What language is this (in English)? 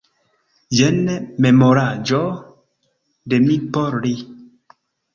Esperanto